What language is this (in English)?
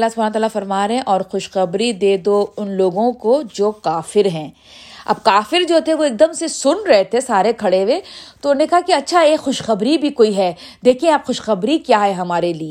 Urdu